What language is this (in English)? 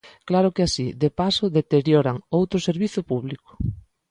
Galician